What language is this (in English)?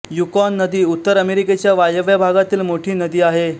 Marathi